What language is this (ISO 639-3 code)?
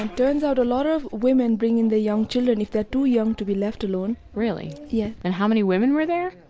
eng